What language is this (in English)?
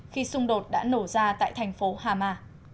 Vietnamese